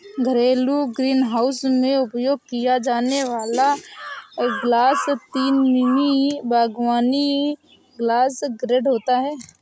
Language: Hindi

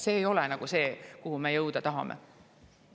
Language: Estonian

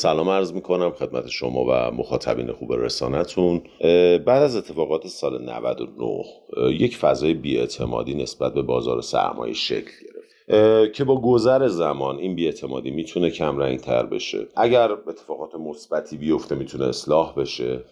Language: Persian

